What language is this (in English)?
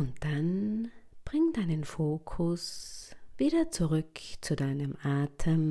German